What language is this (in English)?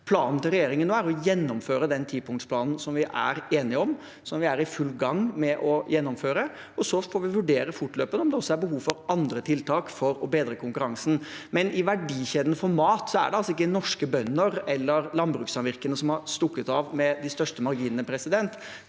Norwegian